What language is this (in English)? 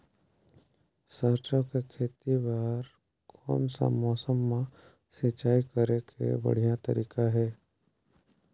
Chhattisgarhi